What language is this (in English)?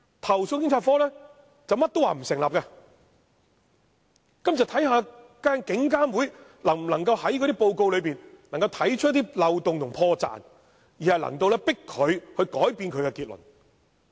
Cantonese